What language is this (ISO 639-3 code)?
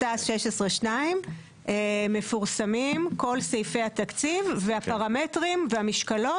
heb